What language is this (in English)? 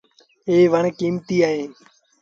Sindhi Bhil